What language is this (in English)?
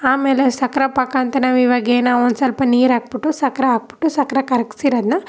Kannada